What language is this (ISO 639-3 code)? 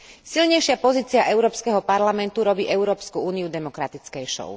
slk